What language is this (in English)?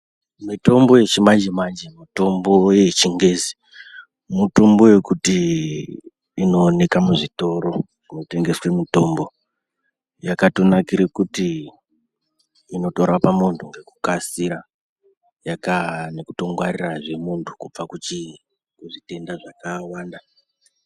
Ndau